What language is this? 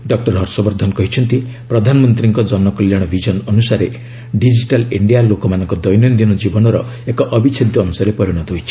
Odia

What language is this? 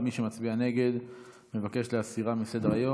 Hebrew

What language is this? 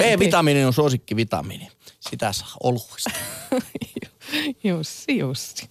Finnish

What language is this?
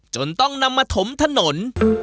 Thai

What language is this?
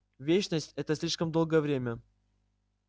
Russian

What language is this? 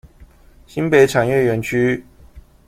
Chinese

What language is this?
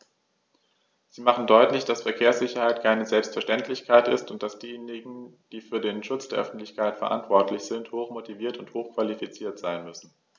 German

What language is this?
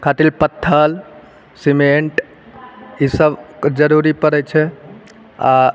Maithili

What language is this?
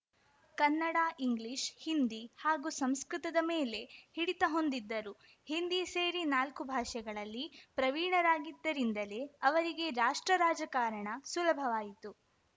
Kannada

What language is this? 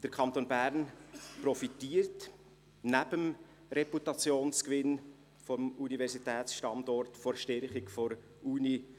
Swiss German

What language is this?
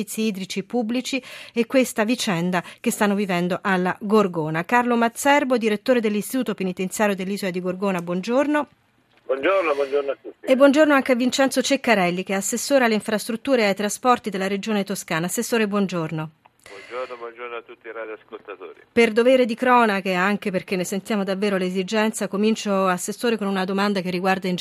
Italian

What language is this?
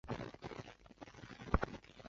Chinese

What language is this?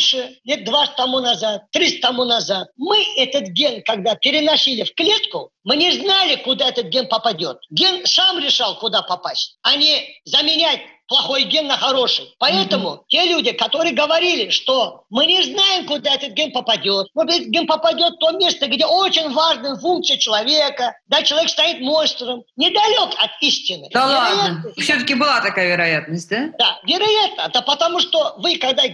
Russian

